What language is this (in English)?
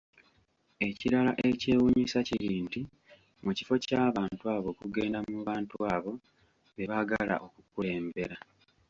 Ganda